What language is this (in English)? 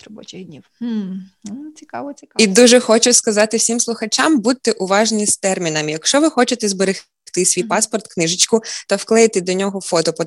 Ukrainian